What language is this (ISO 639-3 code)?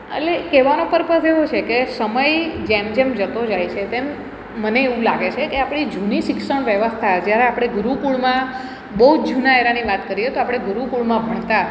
guj